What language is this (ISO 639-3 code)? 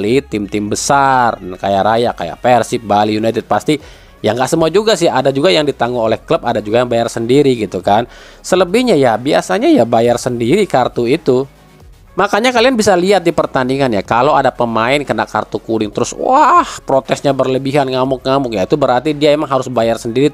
ind